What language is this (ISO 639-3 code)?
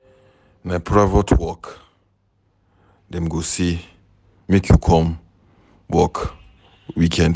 pcm